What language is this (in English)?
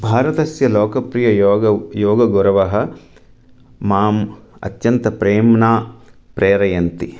Sanskrit